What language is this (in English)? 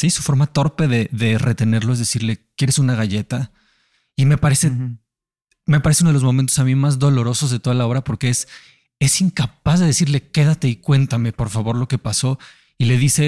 Spanish